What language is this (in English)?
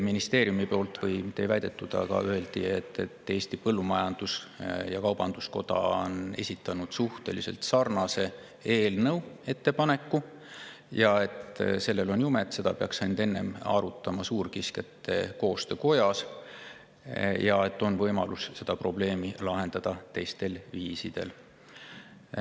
Estonian